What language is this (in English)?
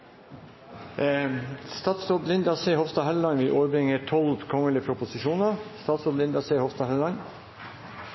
Norwegian Nynorsk